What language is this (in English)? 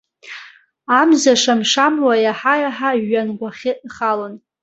Abkhazian